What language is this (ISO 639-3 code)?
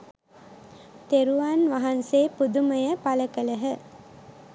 sin